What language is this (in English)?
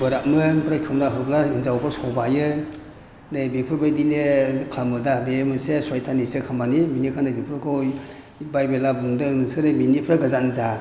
Bodo